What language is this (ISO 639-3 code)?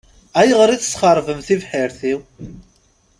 kab